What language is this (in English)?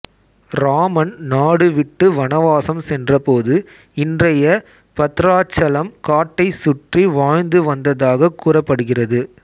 Tamil